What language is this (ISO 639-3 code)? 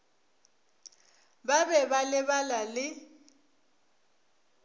nso